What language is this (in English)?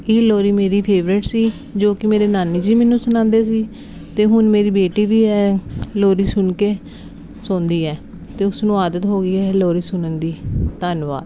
Punjabi